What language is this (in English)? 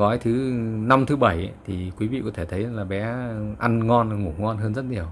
Vietnamese